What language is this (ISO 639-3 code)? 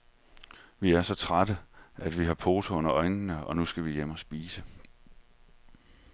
dan